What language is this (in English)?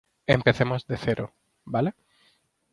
Spanish